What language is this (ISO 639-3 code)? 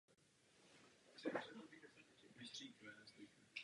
ces